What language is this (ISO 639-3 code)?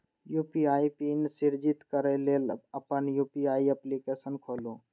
mai